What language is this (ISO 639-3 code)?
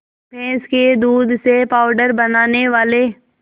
hin